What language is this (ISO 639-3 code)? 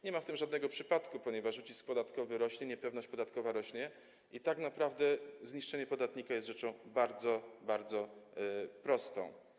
pol